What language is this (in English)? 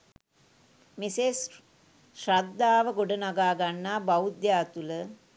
Sinhala